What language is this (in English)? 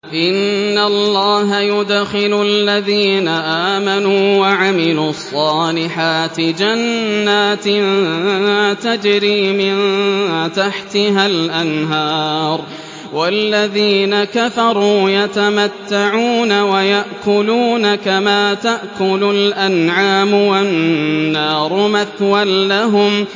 Arabic